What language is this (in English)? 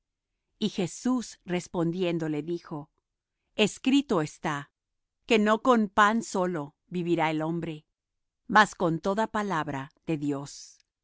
Spanish